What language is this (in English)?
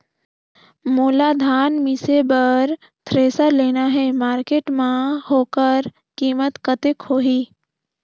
Chhattisgarhi